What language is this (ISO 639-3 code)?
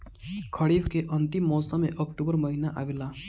bho